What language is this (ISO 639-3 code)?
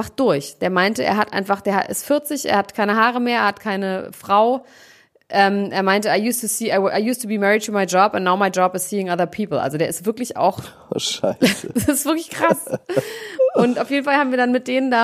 deu